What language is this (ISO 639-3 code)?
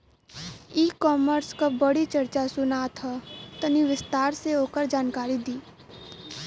bho